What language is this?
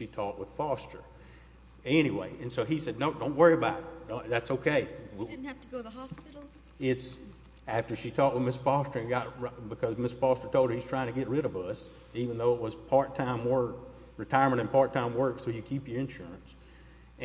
English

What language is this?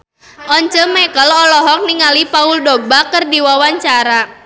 Sundanese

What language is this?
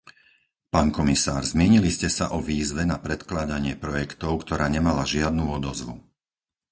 Slovak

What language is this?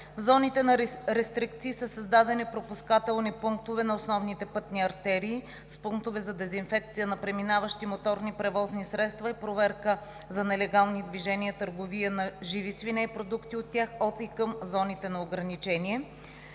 Bulgarian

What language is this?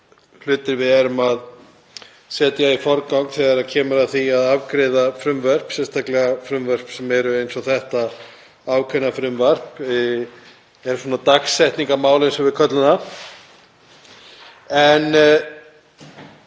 Icelandic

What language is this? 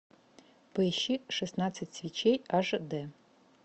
Russian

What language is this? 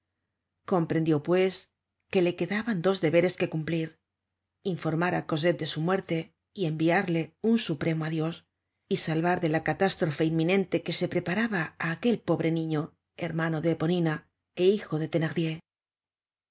Spanish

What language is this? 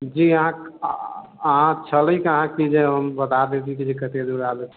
Maithili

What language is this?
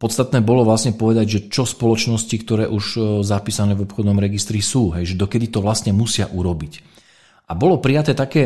Slovak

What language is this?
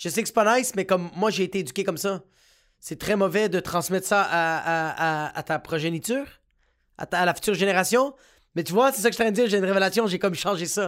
French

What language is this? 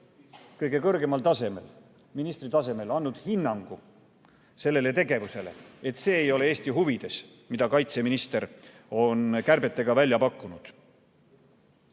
Estonian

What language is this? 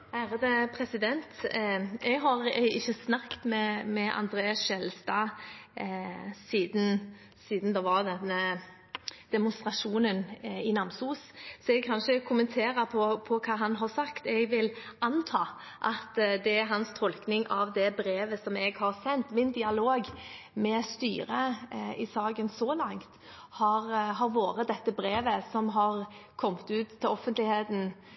Norwegian Bokmål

